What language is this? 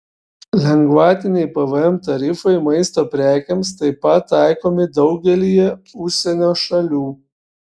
Lithuanian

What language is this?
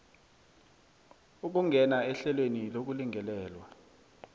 South Ndebele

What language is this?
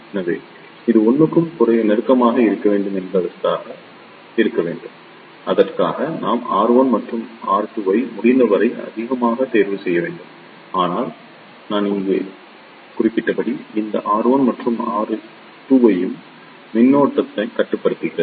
Tamil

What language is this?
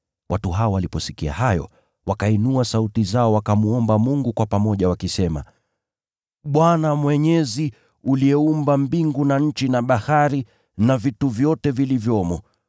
Swahili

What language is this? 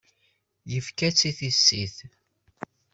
Kabyle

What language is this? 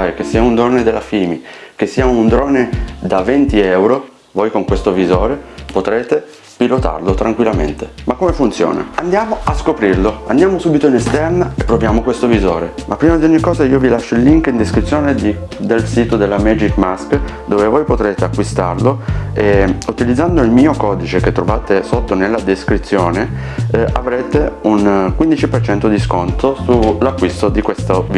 Italian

